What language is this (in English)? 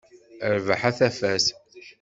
Kabyle